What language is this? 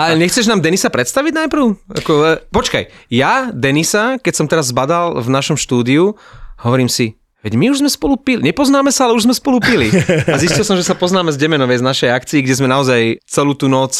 Slovak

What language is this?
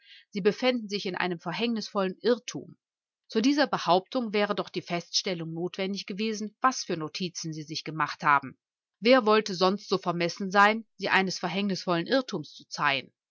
German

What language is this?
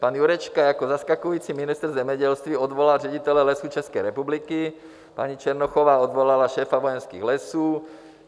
Czech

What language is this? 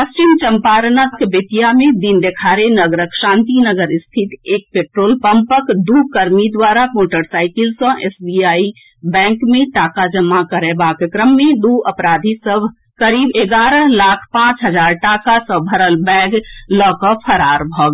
Maithili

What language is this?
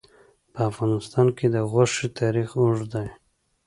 Pashto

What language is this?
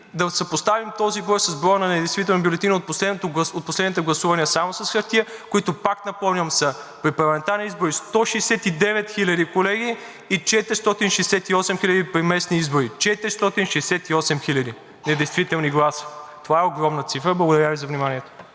Bulgarian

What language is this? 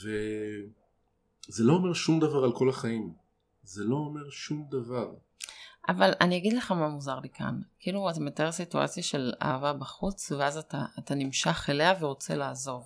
Hebrew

